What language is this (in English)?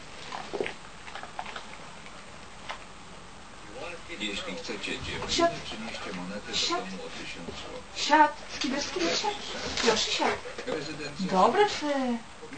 Polish